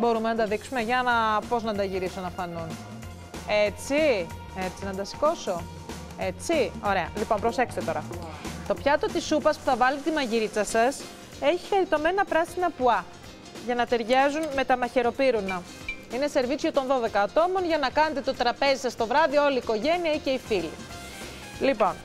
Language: Greek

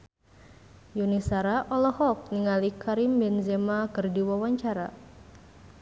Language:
Sundanese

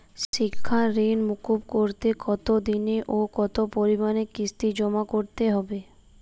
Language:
Bangla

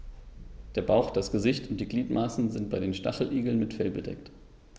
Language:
German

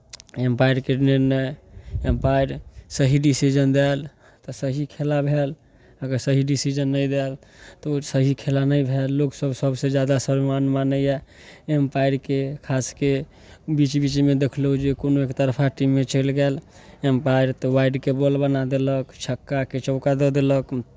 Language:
Maithili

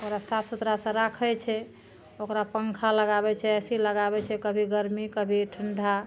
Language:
Maithili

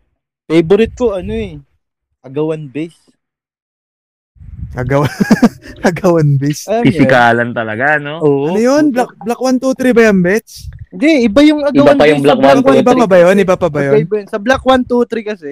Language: Filipino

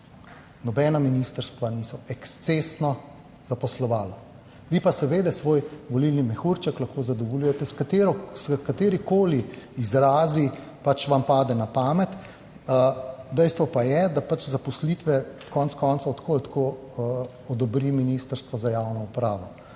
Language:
Slovenian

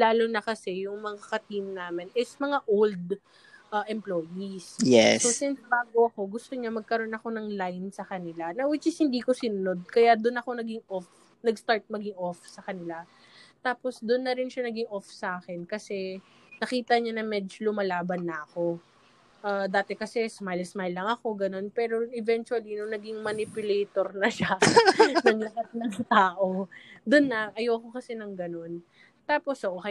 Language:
Filipino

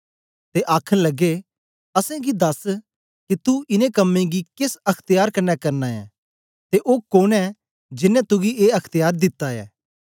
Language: Dogri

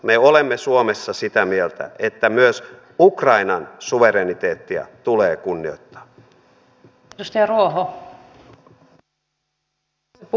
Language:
Finnish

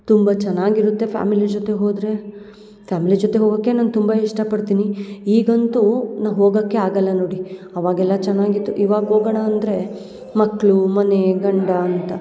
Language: Kannada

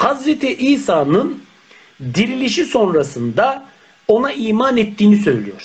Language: Turkish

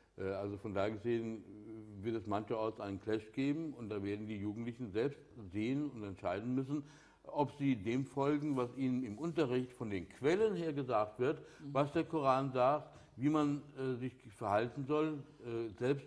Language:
German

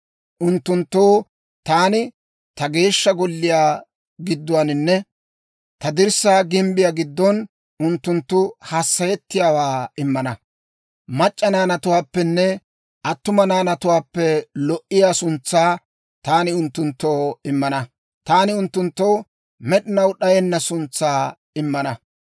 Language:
Dawro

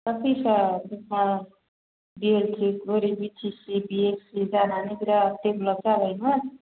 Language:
Bodo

